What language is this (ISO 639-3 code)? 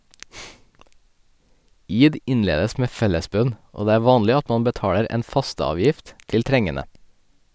nor